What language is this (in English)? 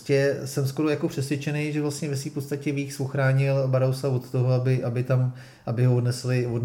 Czech